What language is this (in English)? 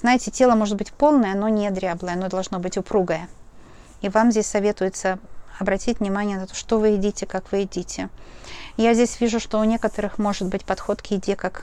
Russian